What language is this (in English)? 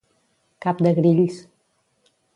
Catalan